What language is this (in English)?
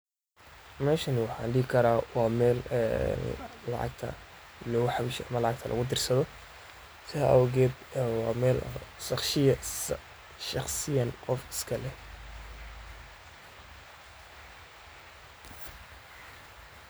Somali